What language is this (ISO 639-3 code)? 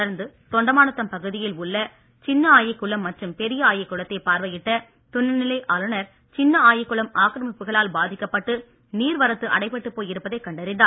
tam